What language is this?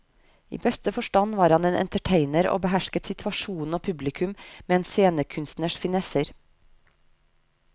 Norwegian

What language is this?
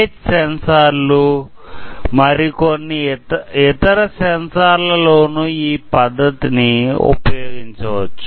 Telugu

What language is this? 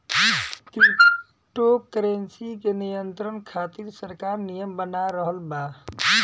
Bhojpuri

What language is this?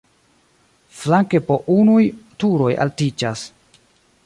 Esperanto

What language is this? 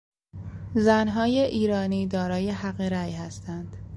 Persian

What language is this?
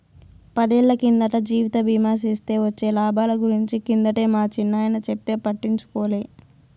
Telugu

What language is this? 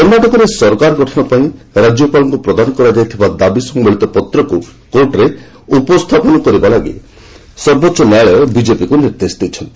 Odia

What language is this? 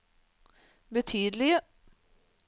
Norwegian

